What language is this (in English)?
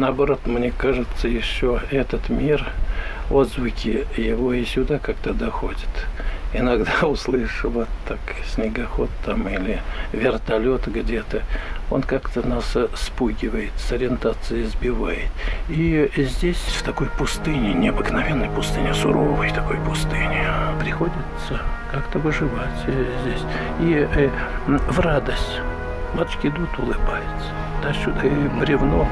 Russian